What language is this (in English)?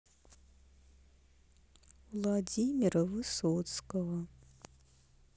Russian